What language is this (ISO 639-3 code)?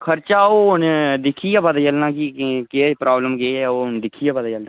doi